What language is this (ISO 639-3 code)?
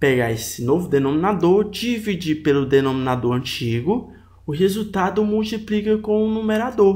por